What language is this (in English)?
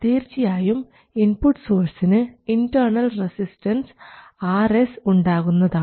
Malayalam